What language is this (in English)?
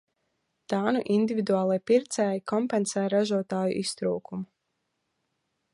Latvian